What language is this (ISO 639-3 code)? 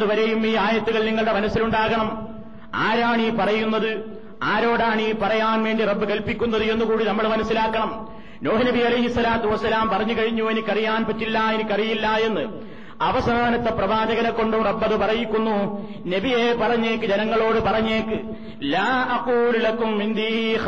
mal